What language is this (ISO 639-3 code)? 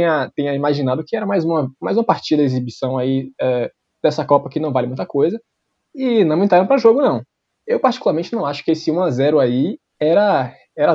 por